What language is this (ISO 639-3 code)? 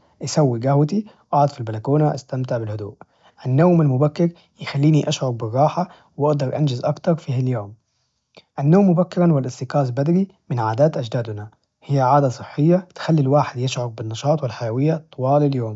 ars